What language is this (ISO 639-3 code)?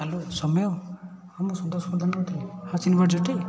ori